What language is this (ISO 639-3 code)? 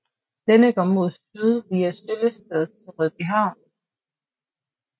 dan